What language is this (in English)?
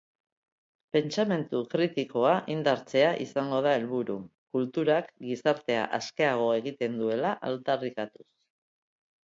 Basque